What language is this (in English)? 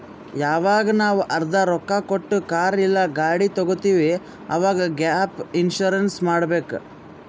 Kannada